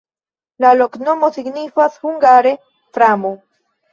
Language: Esperanto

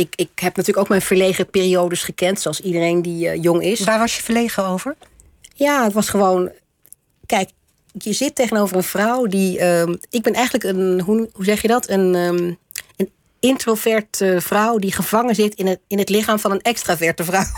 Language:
Dutch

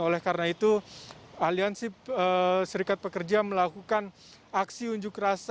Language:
Indonesian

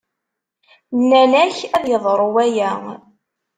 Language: Kabyle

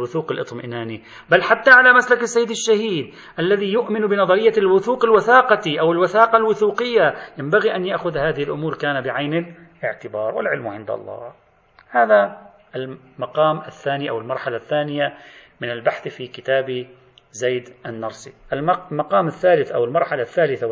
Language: Arabic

